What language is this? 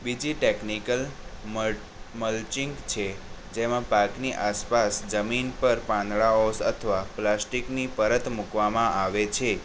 Gujarati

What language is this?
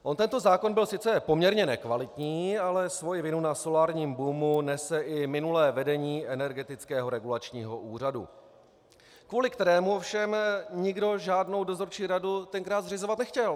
Czech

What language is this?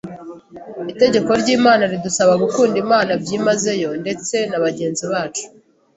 Kinyarwanda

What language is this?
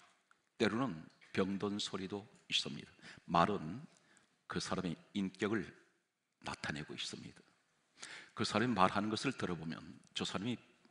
Korean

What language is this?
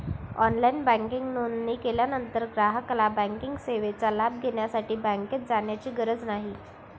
Marathi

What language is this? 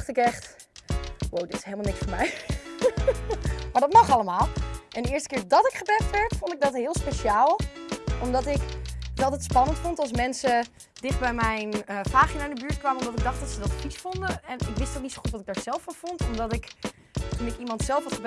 Dutch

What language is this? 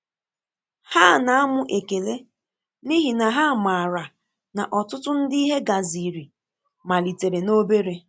Igbo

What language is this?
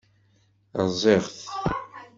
Kabyle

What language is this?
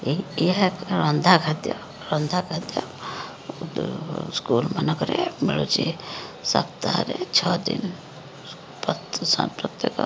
Odia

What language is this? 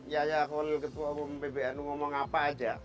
Indonesian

